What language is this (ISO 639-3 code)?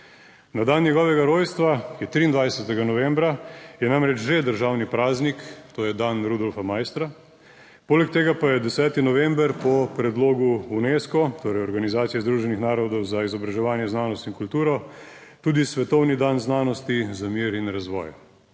slv